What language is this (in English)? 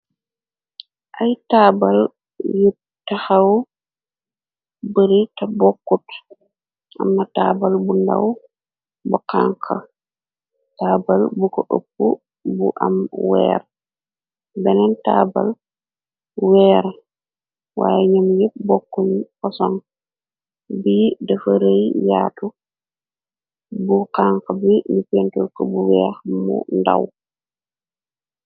Wolof